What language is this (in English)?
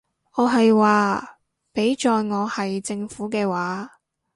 Cantonese